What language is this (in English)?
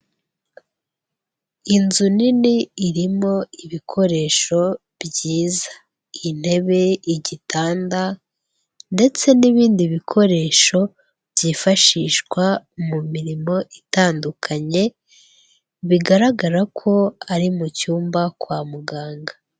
Kinyarwanda